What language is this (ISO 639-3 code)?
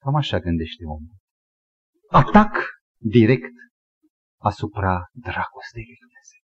ron